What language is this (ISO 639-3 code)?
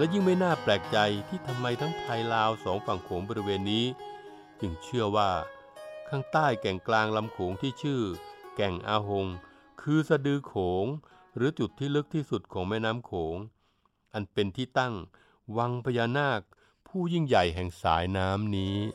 tha